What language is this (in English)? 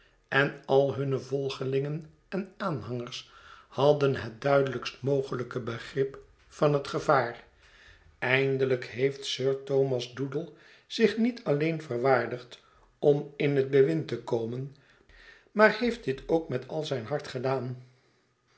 Dutch